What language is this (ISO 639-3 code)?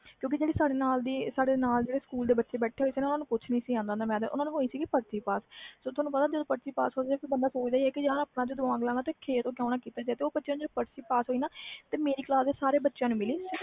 pan